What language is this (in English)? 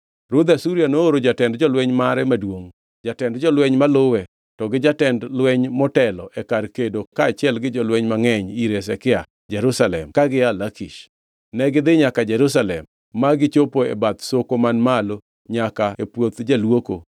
Luo (Kenya and Tanzania)